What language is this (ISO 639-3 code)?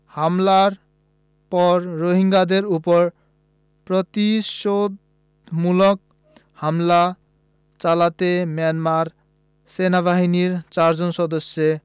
ben